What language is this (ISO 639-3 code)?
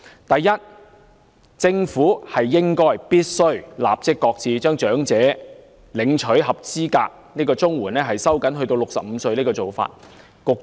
yue